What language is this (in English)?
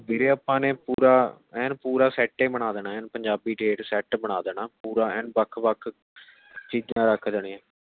Punjabi